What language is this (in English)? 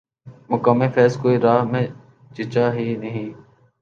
Urdu